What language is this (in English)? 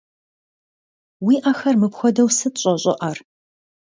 Kabardian